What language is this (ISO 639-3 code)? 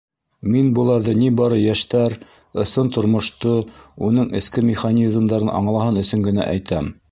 bak